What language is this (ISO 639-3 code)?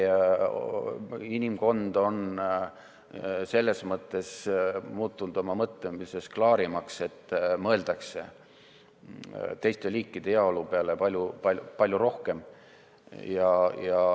est